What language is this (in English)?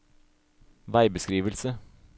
Norwegian